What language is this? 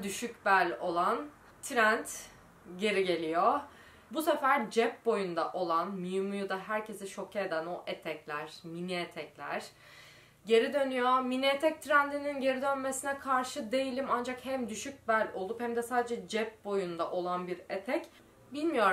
Turkish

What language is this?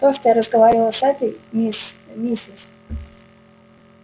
Russian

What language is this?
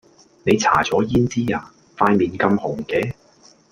Cantonese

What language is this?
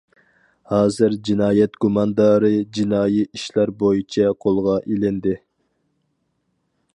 Uyghur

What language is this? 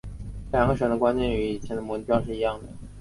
Chinese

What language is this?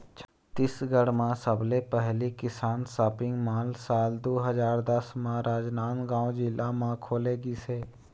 Chhattisgarhi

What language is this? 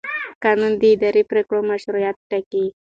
Pashto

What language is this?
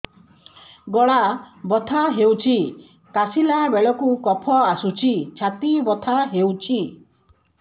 Odia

